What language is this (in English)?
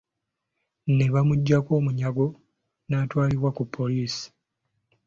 Ganda